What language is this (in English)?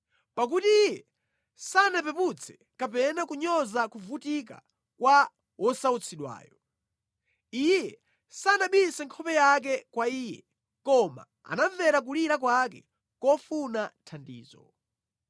Nyanja